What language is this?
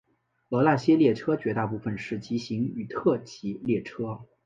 Chinese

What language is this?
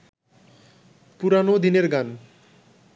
Bangla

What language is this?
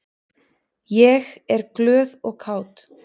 Icelandic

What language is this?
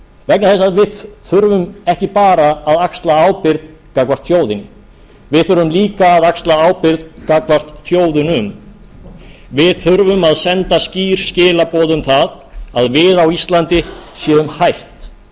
Icelandic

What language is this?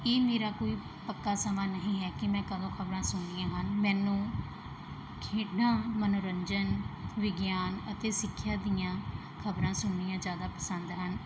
Punjabi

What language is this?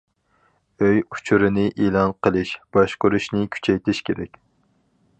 Uyghur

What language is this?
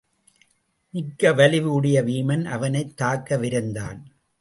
Tamil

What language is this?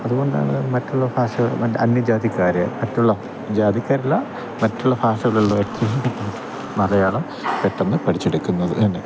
Malayalam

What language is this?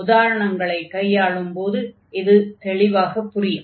Tamil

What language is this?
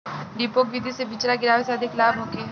Bhojpuri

